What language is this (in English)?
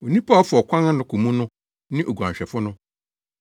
Akan